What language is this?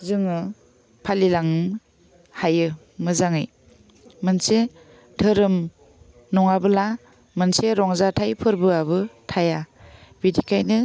Bodo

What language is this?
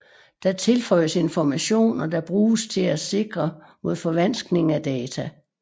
Danish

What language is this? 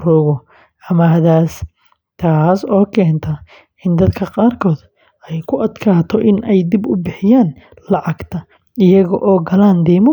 Somali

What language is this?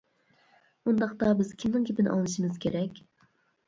Uyghur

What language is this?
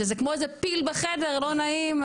Hebrew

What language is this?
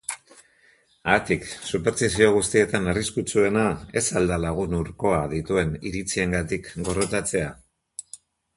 Basque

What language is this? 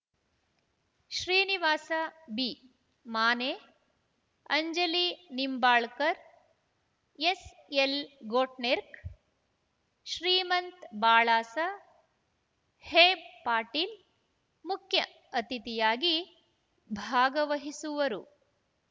Kannada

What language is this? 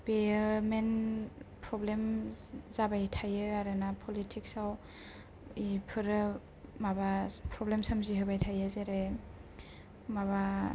Bodo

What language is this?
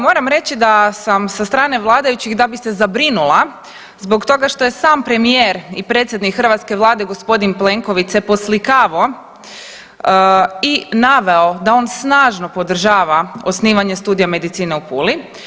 Croatian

